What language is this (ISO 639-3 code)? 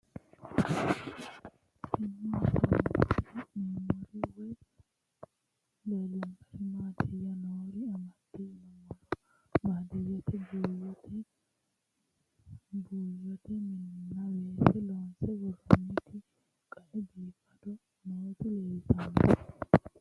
sid